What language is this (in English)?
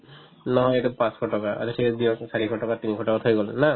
Assamese